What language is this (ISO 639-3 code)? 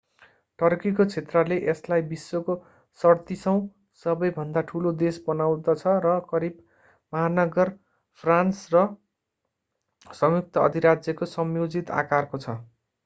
nep